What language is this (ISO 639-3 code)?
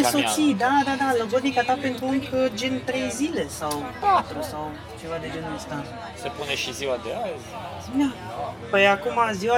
ron